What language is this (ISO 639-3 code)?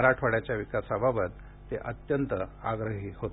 mar